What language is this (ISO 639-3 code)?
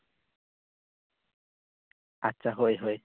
sat